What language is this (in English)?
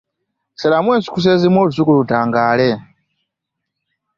Ganda